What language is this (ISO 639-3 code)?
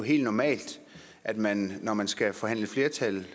dan